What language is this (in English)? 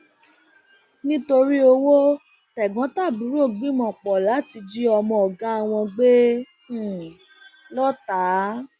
Yoruba